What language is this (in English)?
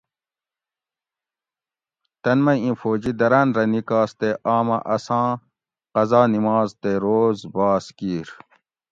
Gawri